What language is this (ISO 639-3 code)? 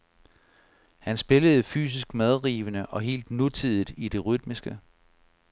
dan